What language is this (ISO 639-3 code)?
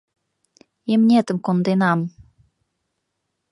chm